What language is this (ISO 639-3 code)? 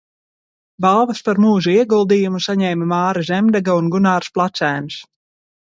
lav